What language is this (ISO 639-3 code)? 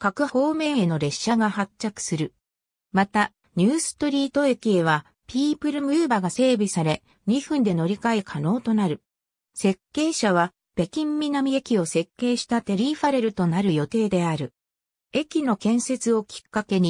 jpn